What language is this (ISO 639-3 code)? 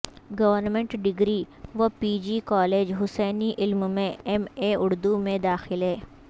urd